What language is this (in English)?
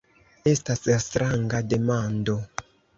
Esperanto